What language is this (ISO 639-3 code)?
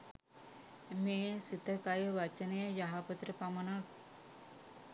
sin